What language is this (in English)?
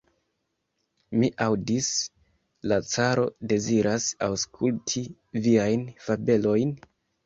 Esperanto